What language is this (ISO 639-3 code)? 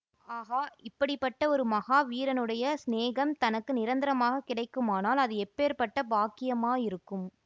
tam